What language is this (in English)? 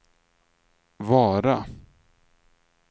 Swedish